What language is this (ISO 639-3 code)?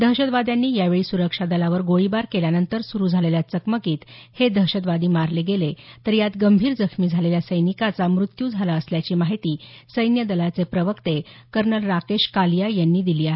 mar